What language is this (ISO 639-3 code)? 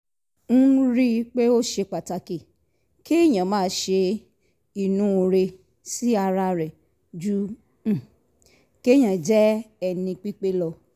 yor